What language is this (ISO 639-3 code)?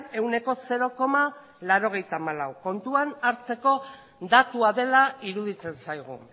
eus